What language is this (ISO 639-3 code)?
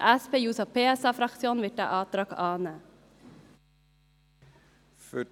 gsw